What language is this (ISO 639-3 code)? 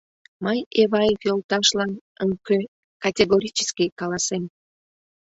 chm